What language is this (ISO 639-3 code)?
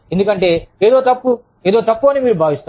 tel